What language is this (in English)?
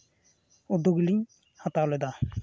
Santali